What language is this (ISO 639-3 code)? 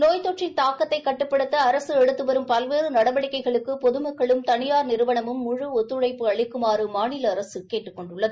tam